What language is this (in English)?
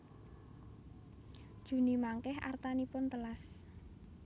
Javanese